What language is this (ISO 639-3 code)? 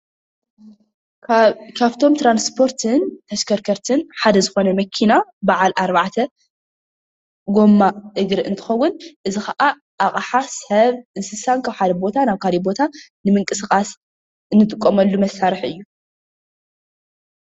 tir